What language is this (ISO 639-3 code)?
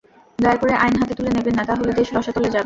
ben